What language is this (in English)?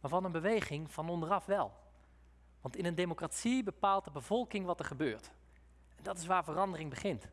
Dutch